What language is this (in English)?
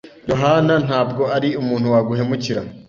Kinyarwanda